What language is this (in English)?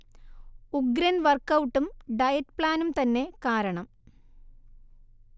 Malayalam